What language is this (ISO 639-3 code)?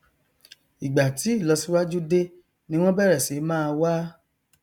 yor